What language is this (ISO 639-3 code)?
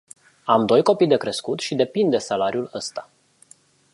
ron